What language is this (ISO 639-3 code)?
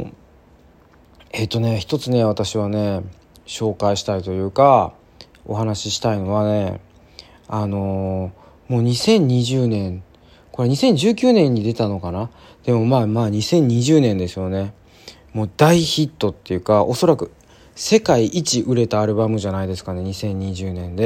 jpn